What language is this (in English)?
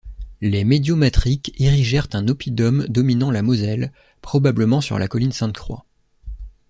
French